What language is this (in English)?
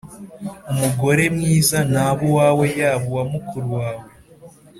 Kinyarwanda